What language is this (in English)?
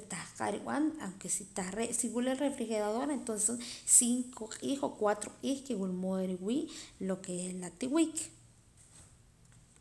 Poqomam